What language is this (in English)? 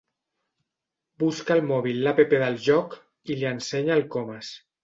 Catalan